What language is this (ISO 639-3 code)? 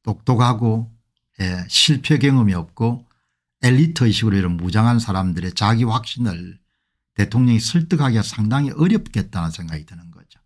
kor